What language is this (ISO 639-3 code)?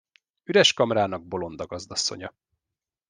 hun